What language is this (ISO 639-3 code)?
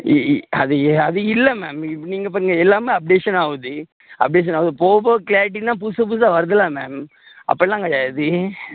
tam